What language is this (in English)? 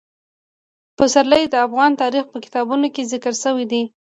Pashto